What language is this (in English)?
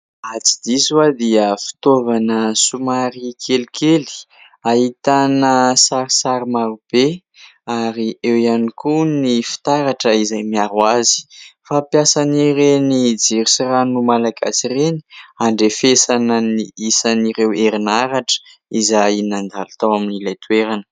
Malagasy